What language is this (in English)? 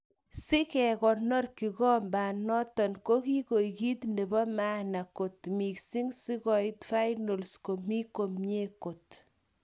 Kalenjin